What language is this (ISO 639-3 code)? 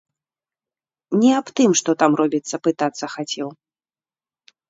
bel